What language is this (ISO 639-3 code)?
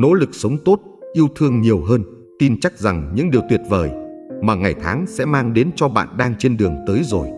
vie